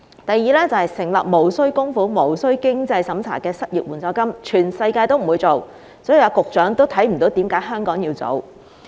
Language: Cantonese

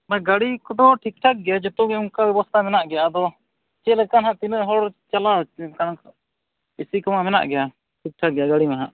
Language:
Santali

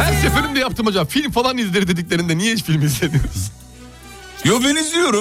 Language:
Turkish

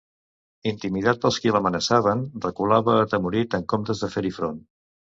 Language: Catalan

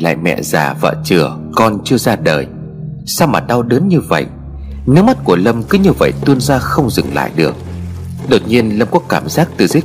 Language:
Vietnamese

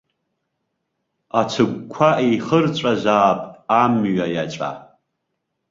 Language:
Abkhazian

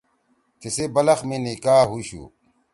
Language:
Torwali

